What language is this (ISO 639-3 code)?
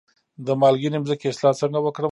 pus